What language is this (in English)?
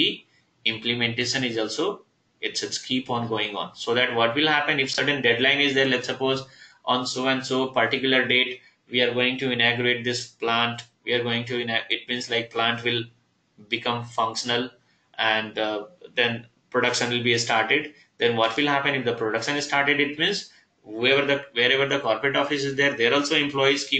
English